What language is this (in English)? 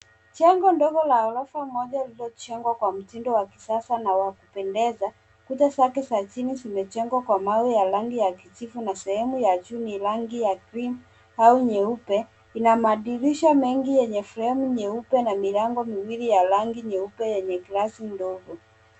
Swahili